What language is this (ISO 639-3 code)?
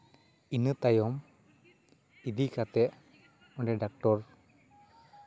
sat